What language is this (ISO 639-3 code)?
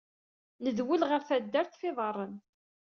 kab